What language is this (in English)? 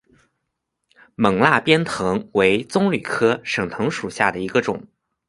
Chinese